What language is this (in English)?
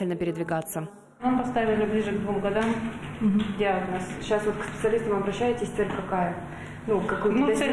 Russian